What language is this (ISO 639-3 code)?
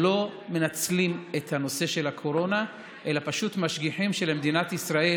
heb